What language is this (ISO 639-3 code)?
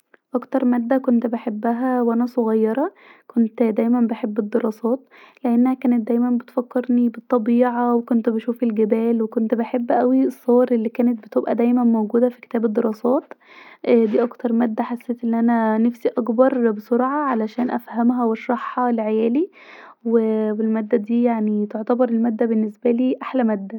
arz